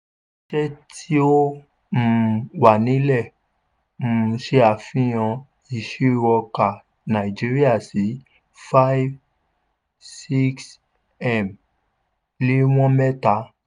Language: Yoruba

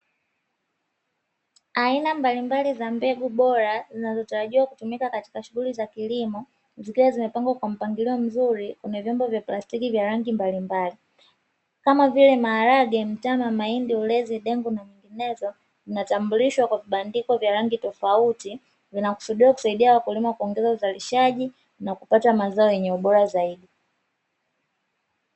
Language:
Swahili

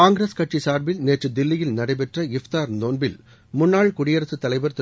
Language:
Tamil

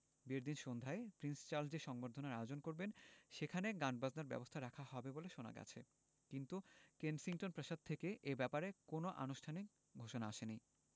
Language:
Bangla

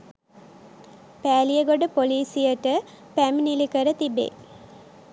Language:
Sinhala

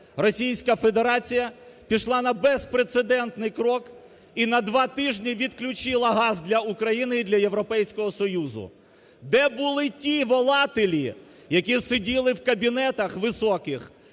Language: Ukrainian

